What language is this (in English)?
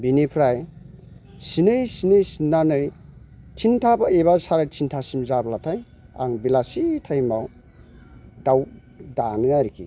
Bodo